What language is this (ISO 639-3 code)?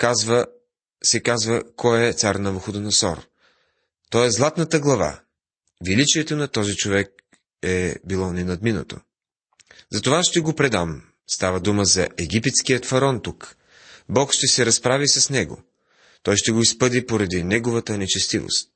bul